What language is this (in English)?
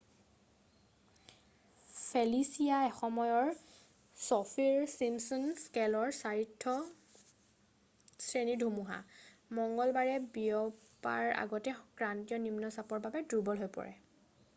Assamese